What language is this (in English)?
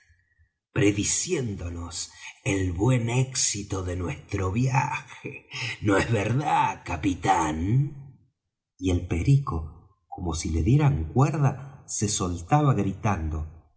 Spanish